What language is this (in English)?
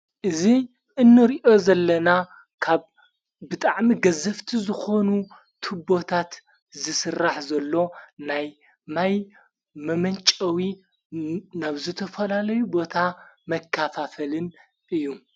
Tigrinya